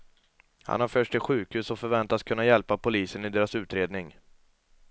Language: Swedish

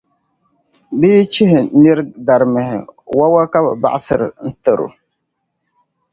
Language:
Dagbani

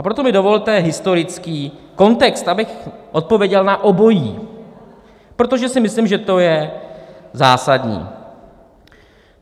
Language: Czech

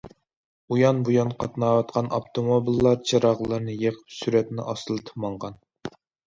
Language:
Uyghur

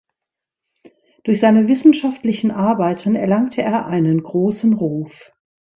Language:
German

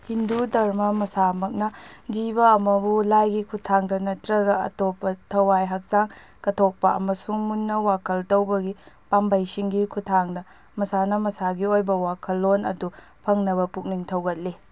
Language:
Manipuri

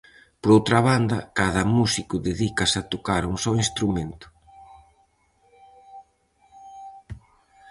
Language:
Galician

